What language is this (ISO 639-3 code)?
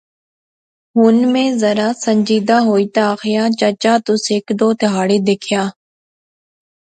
phr